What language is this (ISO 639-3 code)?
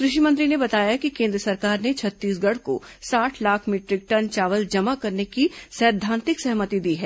hin